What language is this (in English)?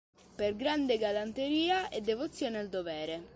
Italian